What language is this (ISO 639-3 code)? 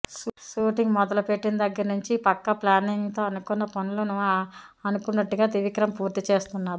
tel